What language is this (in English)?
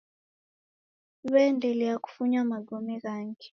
Taita